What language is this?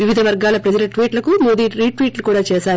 Telugu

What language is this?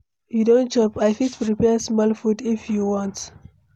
Nigerian Pidgin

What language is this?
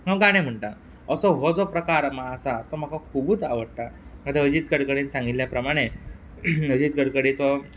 Konkani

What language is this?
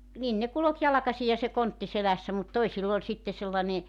Finnish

